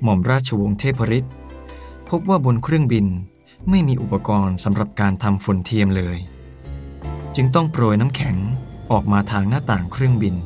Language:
Thai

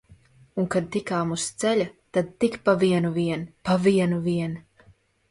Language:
Latvian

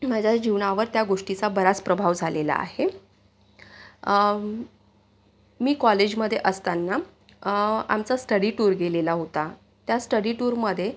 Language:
Marathi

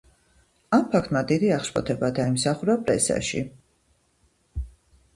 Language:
Georgian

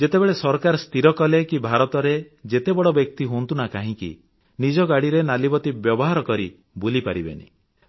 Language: Odia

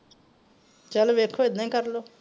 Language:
Punjabi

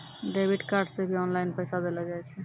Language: Maithili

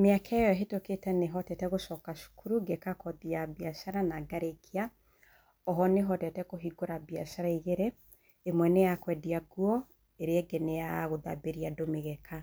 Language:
Kikuyu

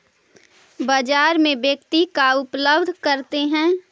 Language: Magahi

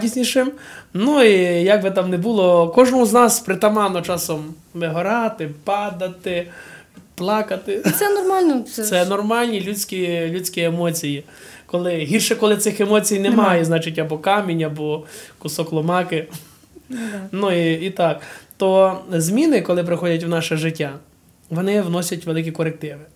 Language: Ukrainian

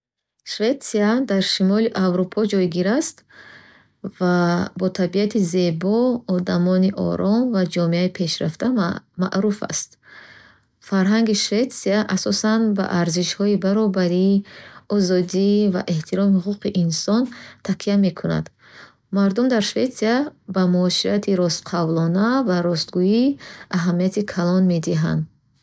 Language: Bukharic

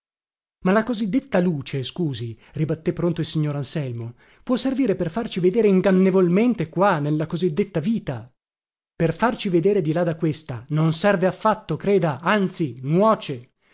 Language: Italian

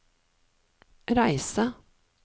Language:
Norwegian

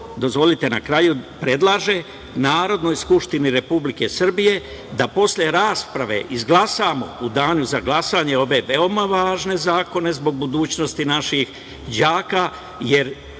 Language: Serbian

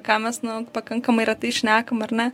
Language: Lithuanian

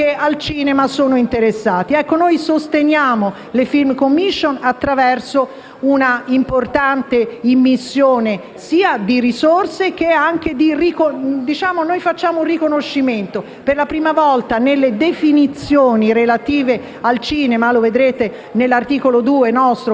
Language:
Italian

